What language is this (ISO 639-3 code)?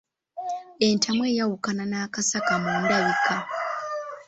lug